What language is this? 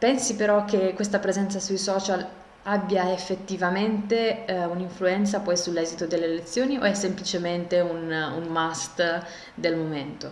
Italian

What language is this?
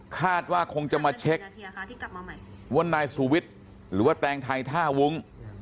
Thai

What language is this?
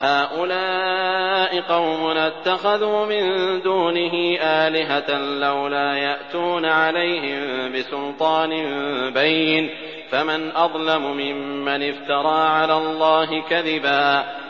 Arabic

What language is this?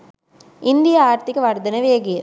Sinhala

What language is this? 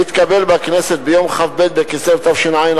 Hebrew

